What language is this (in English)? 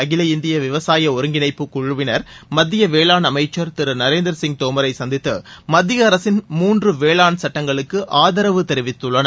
Tamil